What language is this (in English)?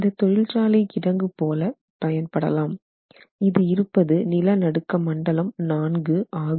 Tamil